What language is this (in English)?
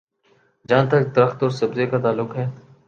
Urdu